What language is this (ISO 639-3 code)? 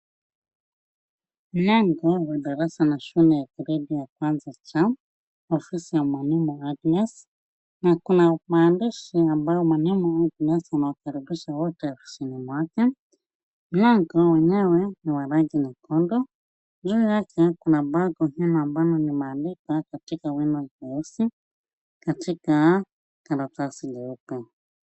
swa